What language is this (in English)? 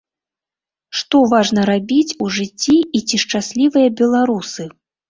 Belarusian